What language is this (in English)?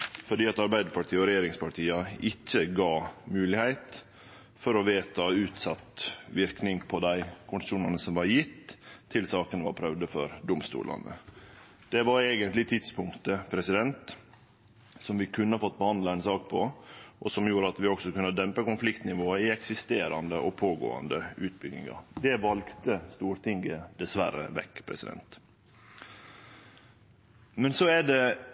Norwegian Nynorsk